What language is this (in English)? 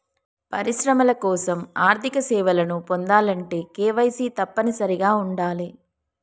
Telugu